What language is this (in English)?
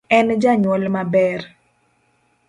Luo (Kenya and Tanzania)